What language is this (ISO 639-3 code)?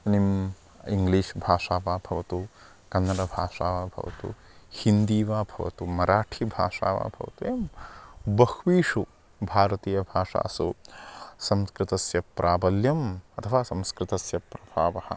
san